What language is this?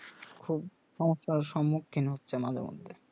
Bangla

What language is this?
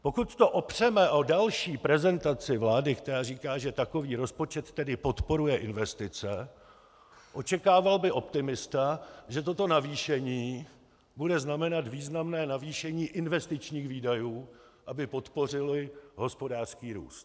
Czech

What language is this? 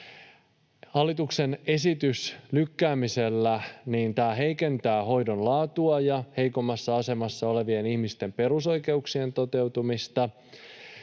Finnish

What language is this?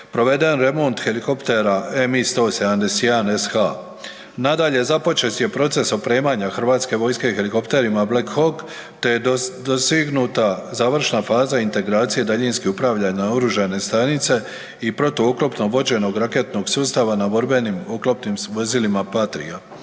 Croatian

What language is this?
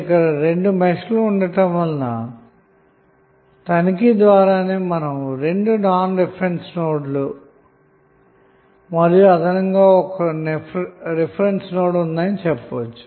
Telugu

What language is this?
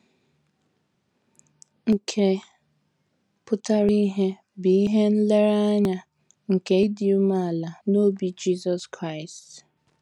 Igbo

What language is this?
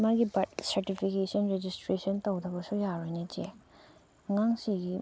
Manipuri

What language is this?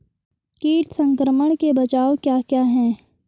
Hindi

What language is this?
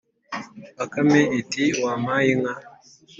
Kinyarwanda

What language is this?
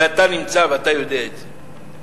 Hebrew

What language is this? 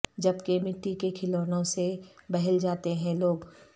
Urdu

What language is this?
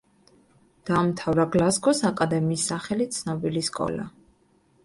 Georgian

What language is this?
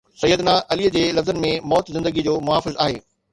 Sindhi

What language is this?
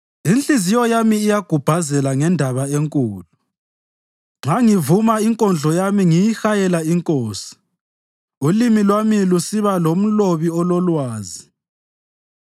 North Ndebele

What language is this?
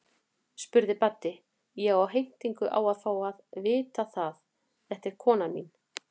Icelandic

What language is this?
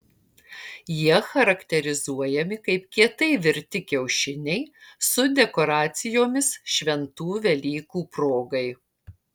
Lithuanian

